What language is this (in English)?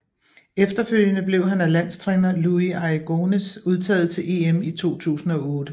Danish